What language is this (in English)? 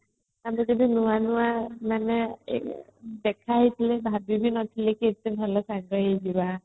Odia